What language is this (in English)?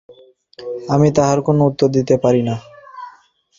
Bangla